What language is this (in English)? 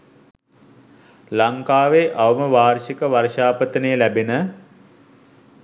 Sinhala